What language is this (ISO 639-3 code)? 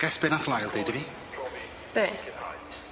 cym